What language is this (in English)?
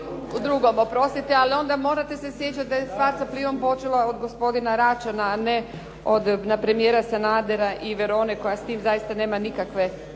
Croatian